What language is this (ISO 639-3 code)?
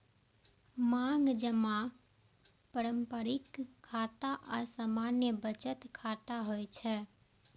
mai